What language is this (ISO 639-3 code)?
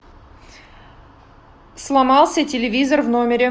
rus